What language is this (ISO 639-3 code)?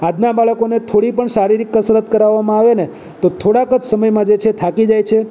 guj